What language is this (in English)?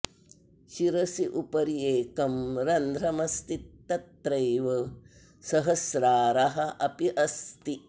Sanskrit